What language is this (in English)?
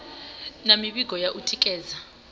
Venda